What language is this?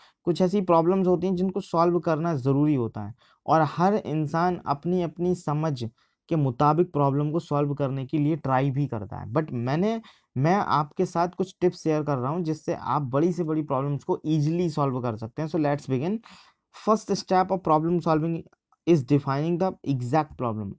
Hindi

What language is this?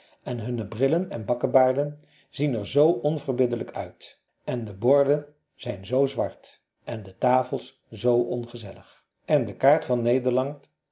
Dutch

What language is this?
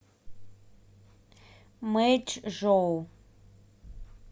Russian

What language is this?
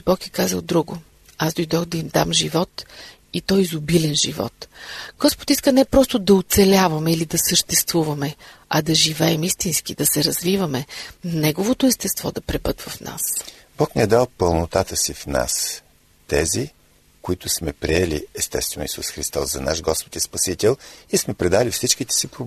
Bulgarian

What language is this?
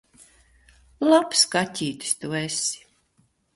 Latvian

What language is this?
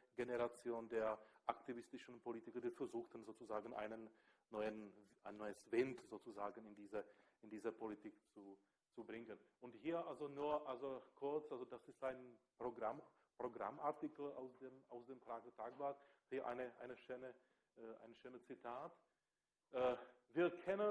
German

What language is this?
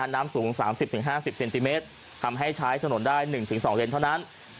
Thai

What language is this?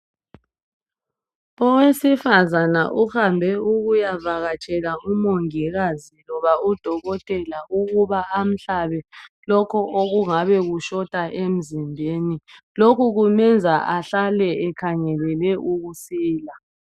North Ndebele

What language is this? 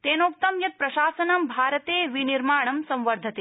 Sanskrit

